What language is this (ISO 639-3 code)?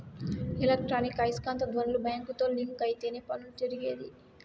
tel